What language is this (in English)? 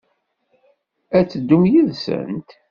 Kabyle